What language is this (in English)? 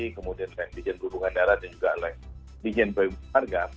Indonesian